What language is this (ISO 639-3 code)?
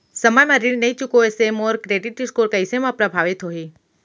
hne